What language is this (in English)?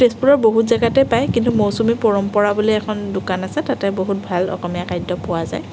Assamese